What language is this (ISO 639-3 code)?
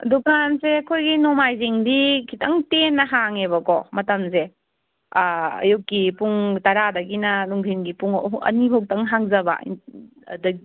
mni